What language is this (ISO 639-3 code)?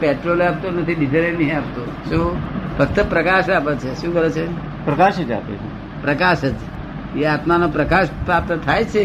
guj